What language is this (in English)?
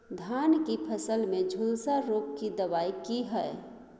Maithili